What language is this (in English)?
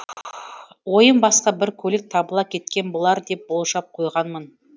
Kazakh